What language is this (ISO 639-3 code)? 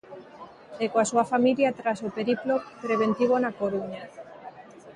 glg